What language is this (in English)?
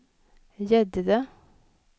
Swedish